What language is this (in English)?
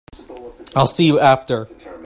English